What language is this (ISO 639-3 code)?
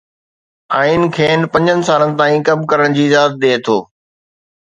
snd